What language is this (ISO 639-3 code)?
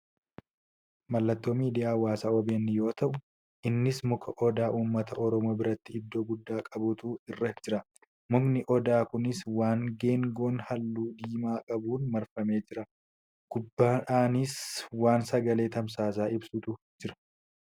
orm